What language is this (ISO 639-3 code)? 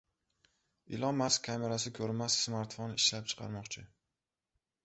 uzb